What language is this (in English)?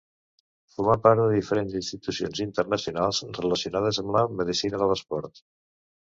Catalan